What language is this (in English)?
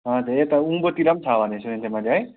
Nepali